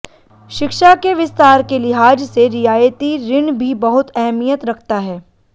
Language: Hindi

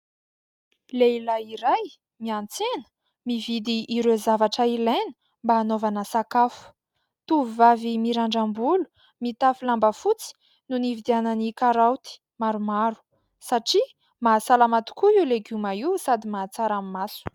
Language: Malagasy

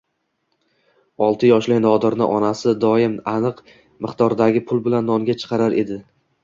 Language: Uzbek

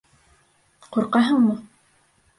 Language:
Bashkir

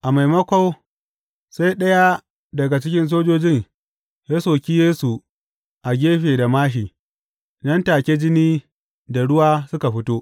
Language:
Hausa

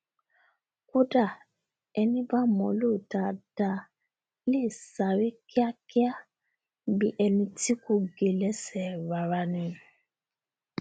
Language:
Yoruba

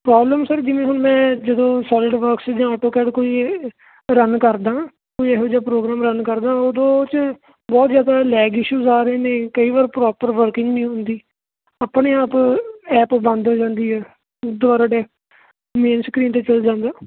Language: Punjabi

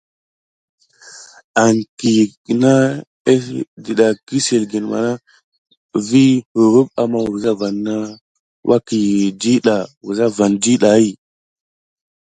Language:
Gidar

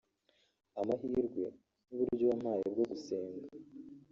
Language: Kinyarwanda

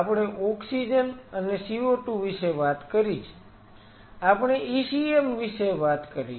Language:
Gujarati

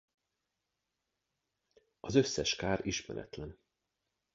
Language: Hungarian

